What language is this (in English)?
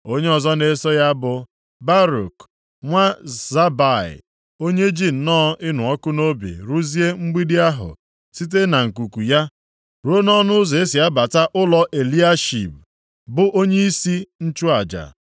Igbo